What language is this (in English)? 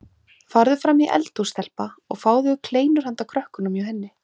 Icelandic